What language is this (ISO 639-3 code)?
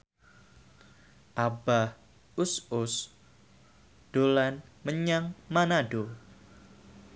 jav